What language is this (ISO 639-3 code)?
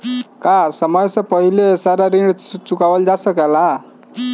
bho